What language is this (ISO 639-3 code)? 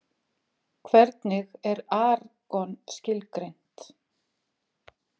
isl